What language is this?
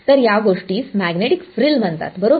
Marathi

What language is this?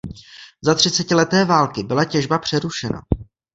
Czech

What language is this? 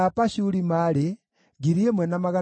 Kikuyu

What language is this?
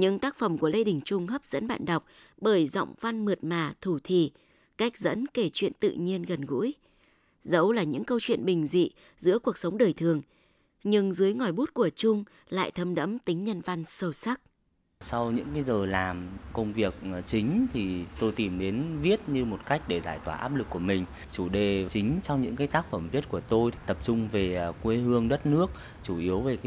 Vietnamese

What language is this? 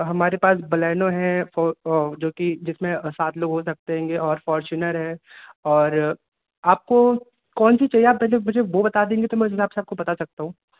Hindi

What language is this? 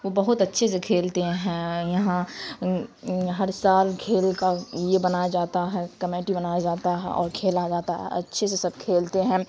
Urdu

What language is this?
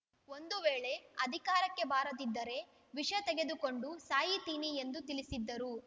Kannada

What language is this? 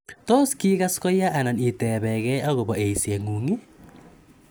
Kalenjin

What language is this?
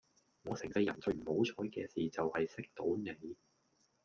Cantonese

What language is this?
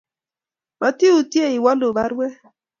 Kalenjin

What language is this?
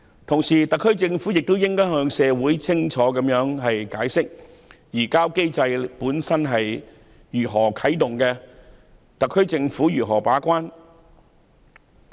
Cantonese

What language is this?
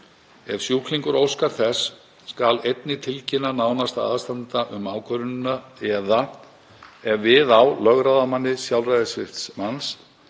Icelandic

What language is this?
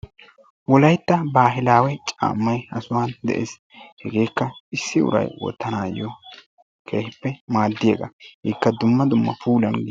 Wolaytta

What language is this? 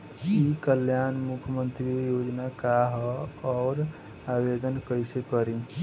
Bhojpuri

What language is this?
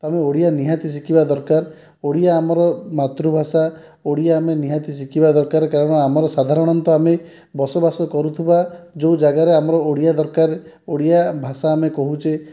Odia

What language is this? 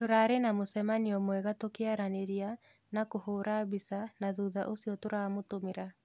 Kikuyu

